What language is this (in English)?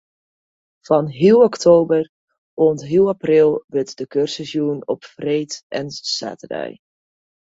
Western Frisian